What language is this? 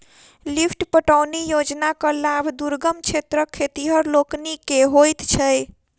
Maithili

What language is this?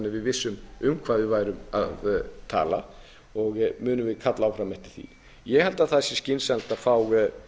Icelandic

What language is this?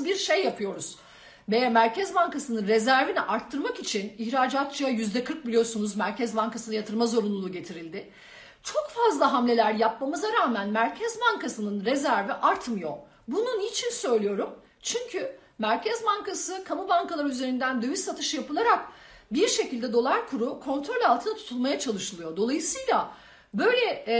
Turkish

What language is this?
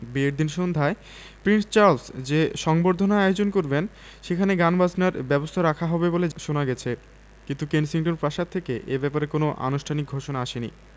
Bangla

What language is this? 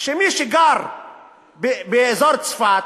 Hebrew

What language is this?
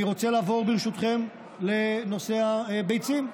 Hebrew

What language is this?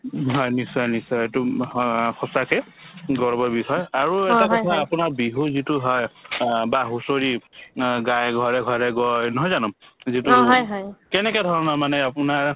Assamese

